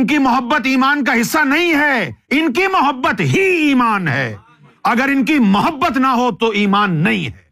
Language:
Urdu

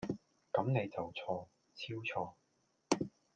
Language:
Cantonese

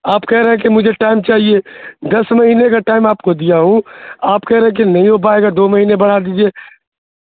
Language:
Urdu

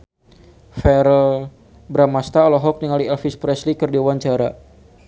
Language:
Sundanese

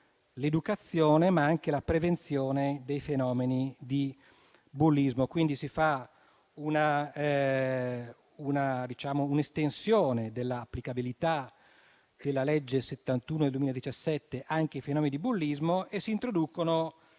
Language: Italian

